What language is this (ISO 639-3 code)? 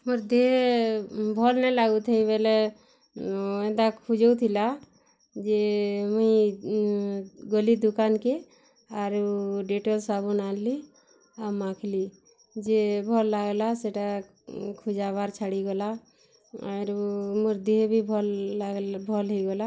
ori